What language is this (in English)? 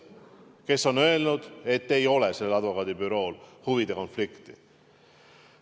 Estonian